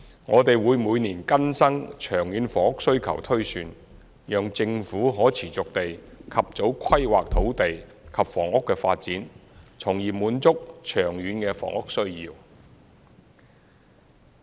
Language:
Cantonese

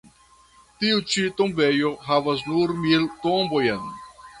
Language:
Esperanto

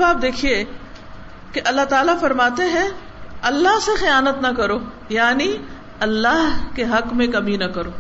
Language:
Urdu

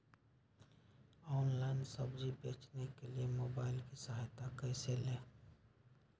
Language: Magahi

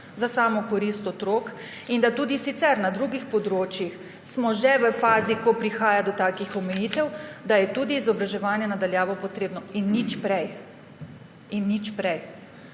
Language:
Slovenian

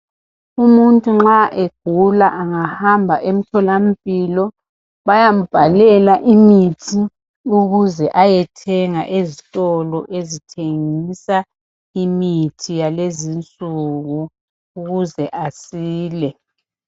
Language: North Ndebele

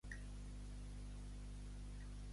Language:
Catalan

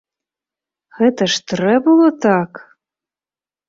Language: Belarusian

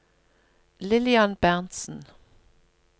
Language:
Norwegian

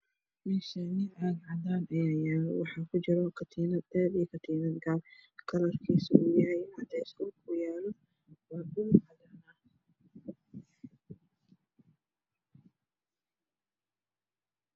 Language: Somali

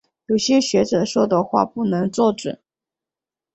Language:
Chinese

